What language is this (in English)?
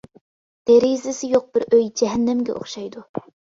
Uyghur